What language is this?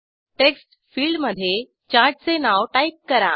Marathi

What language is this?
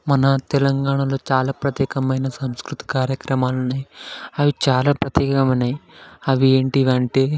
Telugu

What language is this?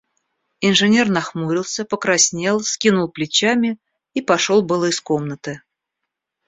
Russian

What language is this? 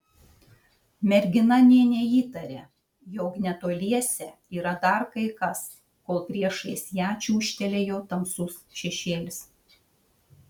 Lithuanian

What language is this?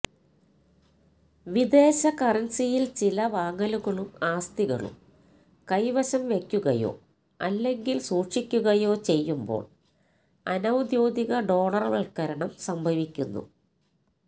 Malayalam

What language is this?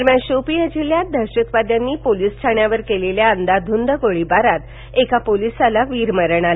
Marathi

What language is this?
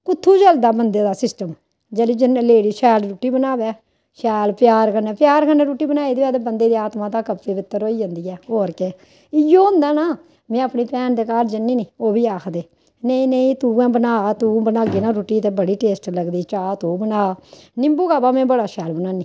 Dogri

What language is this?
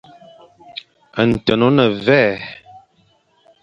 Fang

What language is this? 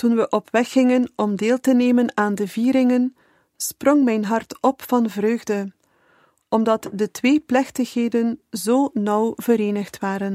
Dutch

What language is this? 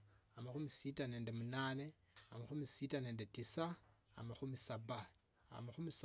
Tsotso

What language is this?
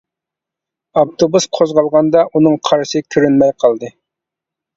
Uyghur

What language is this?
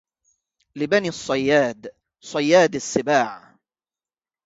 Arabic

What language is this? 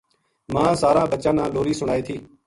Gujari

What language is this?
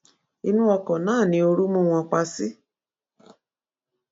Yoruba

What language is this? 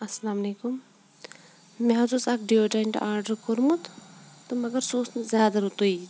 Kashmiri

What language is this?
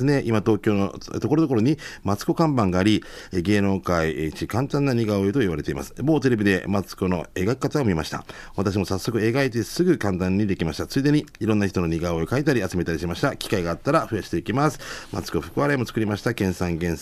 Japanese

